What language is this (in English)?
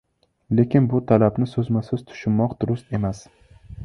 Uzbek